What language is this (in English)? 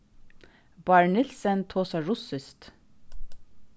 Faroese